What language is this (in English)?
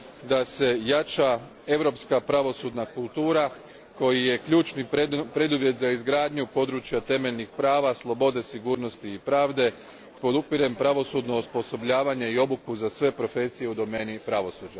Croatian